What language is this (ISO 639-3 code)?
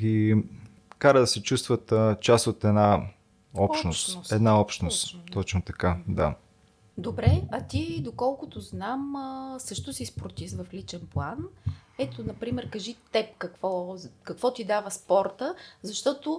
bul